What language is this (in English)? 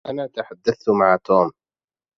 Arabic